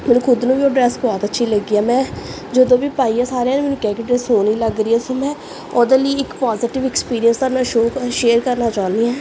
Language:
Punjabi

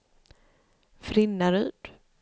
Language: Swedish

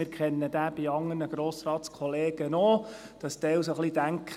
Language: Swiss German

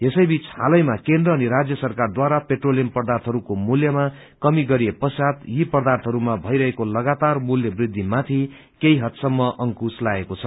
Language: Nepali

